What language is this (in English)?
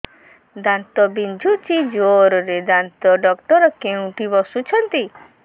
Odia